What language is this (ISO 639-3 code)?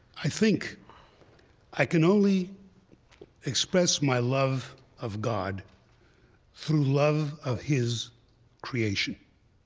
eng